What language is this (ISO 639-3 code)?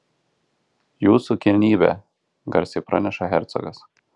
lit